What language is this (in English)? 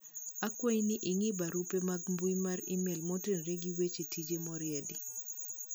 Luo (Kenya and Tanzania)